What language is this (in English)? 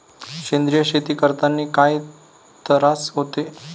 Marathi